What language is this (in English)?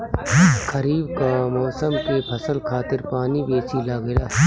Bhojpuri